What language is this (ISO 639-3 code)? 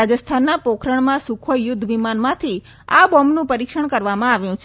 guj